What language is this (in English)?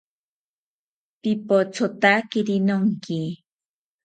South Ucayali Ashéninka